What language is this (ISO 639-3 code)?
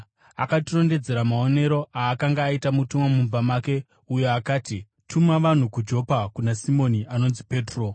sna